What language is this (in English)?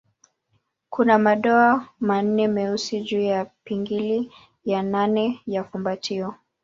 Swahili